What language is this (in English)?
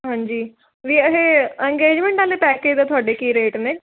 Punjabi